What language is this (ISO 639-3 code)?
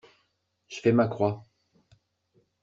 fra